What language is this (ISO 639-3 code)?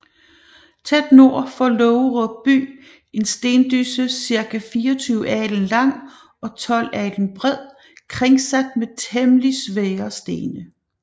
dan